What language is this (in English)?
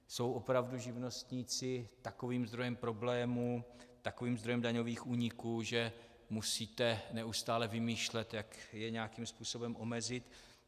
Czech